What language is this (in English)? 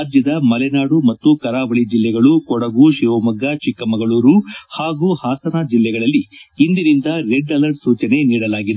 Kannada